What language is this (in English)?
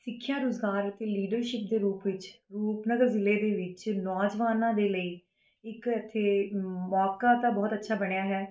Punjabi